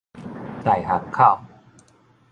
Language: Min Nan Chinese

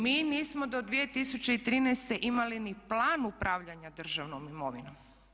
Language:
Croatian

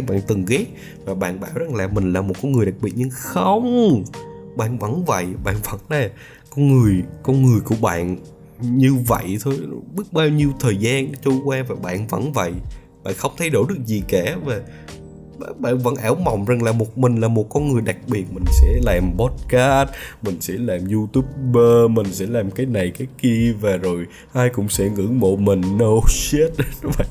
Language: Vietnamese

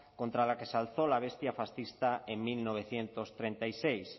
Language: Spanish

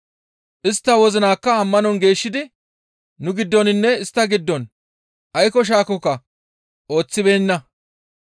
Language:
Gamo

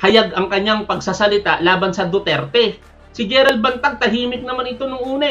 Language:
Filipino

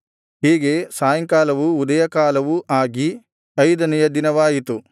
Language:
Kannada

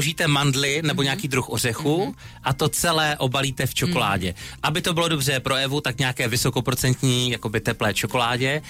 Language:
Czech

